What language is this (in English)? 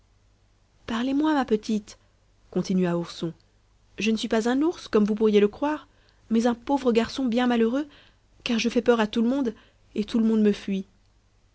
French